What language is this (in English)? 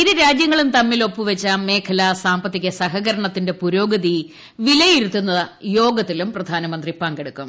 Malayalam